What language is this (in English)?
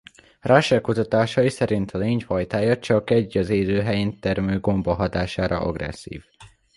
Hungarian